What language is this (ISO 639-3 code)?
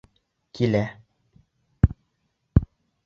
bak